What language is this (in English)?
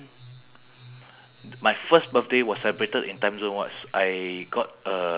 English